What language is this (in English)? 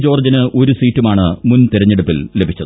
Malayalam